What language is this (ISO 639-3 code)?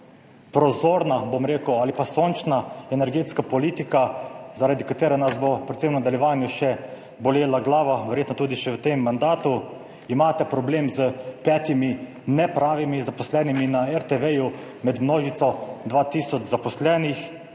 slv